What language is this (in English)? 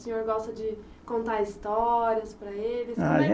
Portuguese